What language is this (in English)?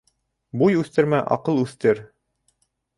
Bashkir